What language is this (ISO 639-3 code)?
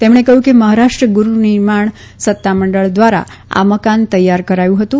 guj